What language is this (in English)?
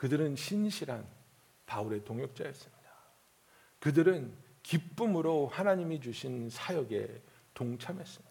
Korean